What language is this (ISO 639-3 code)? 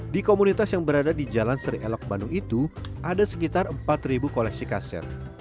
ind